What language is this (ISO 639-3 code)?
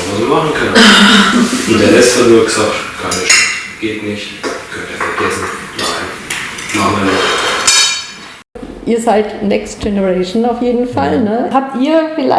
deu